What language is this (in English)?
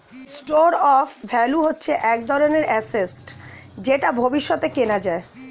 Bangla